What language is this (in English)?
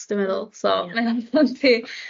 Welsh